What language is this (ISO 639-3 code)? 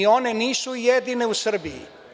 srp